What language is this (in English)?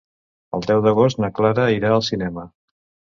Catalan